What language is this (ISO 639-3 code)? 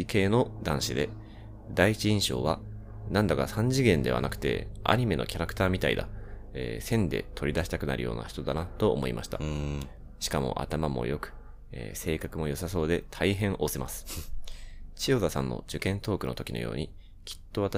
jpn